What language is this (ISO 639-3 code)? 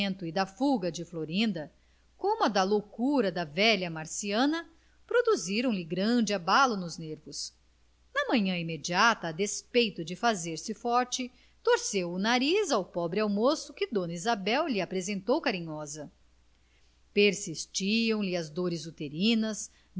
por